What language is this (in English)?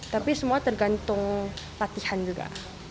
Indonesian